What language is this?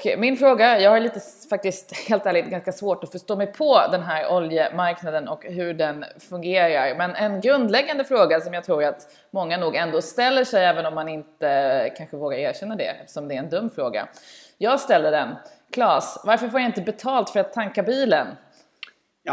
Swedish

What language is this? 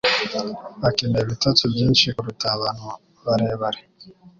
Kinyarwanda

